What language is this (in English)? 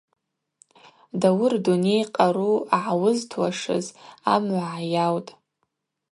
Abaza